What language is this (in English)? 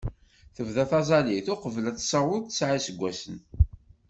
Kabyle